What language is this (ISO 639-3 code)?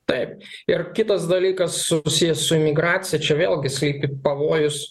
lit